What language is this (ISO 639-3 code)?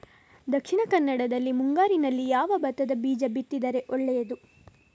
kan